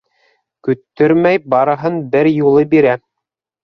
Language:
Bashkir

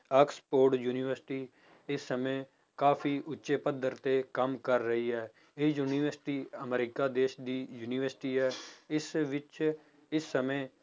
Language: Punjabi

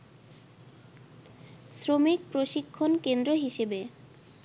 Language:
Bangla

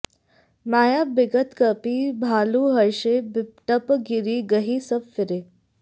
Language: Sanskrit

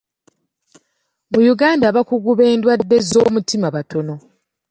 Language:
Ganda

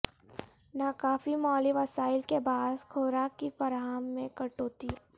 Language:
Urdu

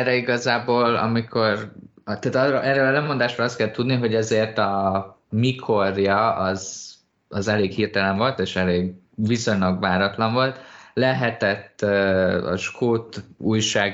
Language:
Hungarian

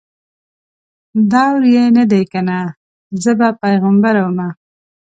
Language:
Pashto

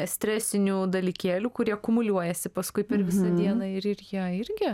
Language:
Lithuanian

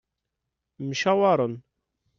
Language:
Kabyle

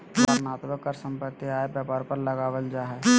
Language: Magahi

